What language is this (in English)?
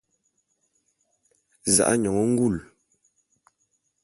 Bulu